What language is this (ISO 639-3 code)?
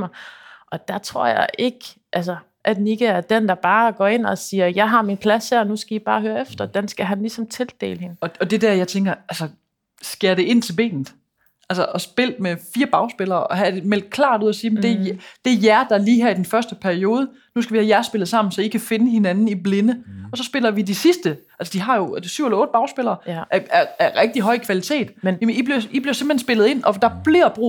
dan